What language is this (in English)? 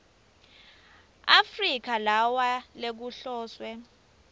Swati